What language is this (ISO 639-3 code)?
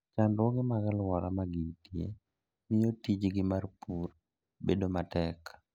luo